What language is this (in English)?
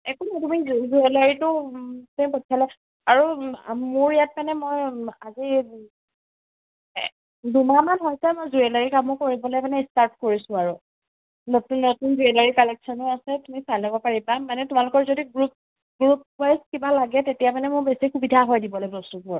Assamese